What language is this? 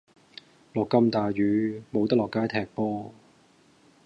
Cantonese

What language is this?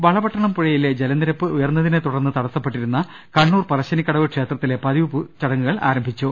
Malayalam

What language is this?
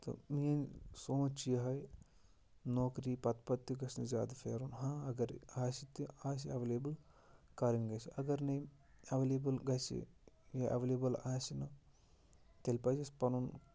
Kashmiri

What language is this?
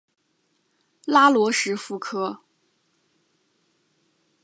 Chinese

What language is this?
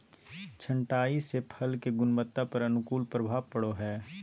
Magahi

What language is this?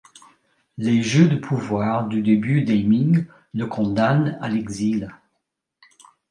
French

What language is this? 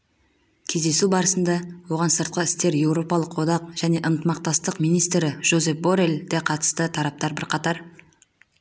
Kazakh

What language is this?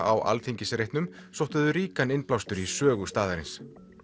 Icelandic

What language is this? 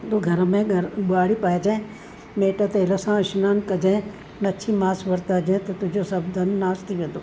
Sindhi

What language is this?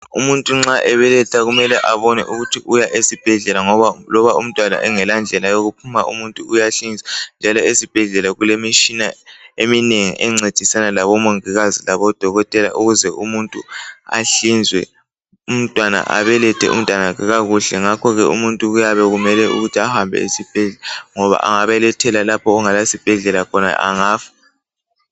North Ndebele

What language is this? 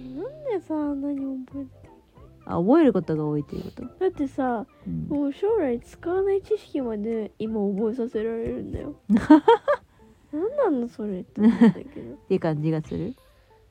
Japanese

